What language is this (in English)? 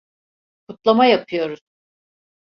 Turkish